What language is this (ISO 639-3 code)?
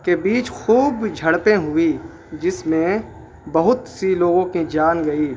urd